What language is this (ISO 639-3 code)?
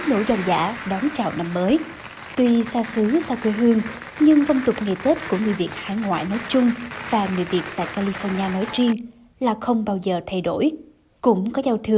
vie